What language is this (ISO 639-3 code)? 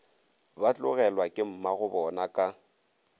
nso